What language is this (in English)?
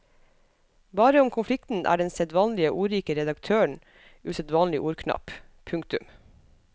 Norwegian